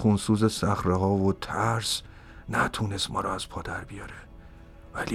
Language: Persian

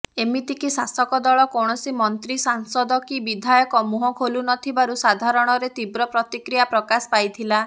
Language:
Odia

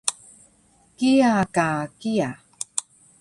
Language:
Taroko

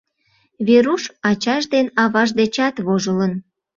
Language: Mari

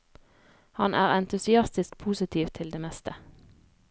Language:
Norwegian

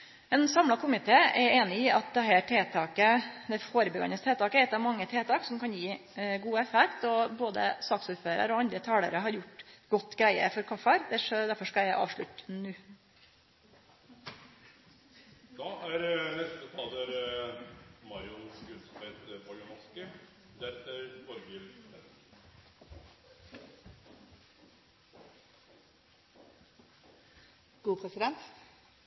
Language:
Norwegian Nynorsk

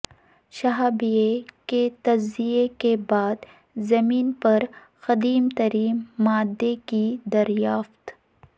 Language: Urdu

